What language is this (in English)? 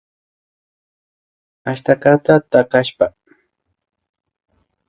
Imbabura Highland Quichua